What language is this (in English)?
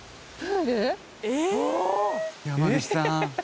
Japanese